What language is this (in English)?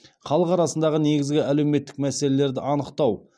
Kazakh